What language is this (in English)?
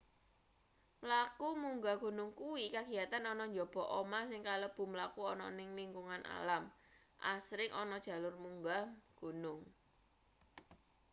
Javanese